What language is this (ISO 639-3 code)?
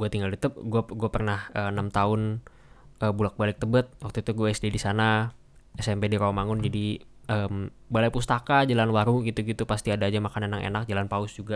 ind